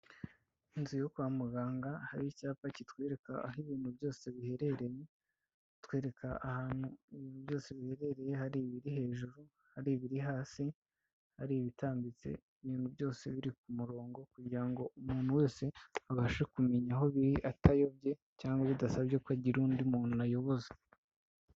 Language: Kinyarwanda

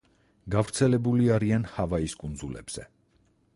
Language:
Georgian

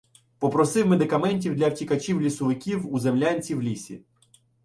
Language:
Ukrainian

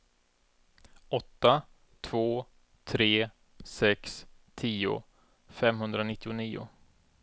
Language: Swedish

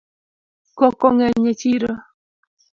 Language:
Luo (Kenya and Tanzania)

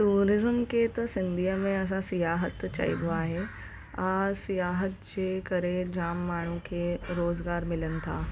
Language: Sindhi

